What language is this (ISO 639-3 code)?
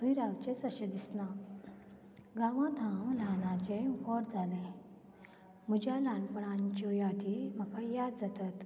kok